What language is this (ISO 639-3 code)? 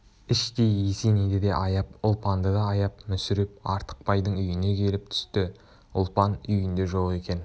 kaz